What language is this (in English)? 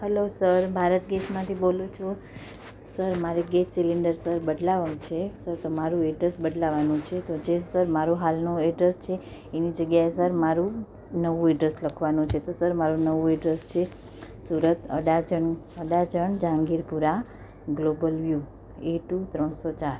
Gujarati